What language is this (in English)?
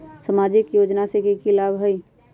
Magahi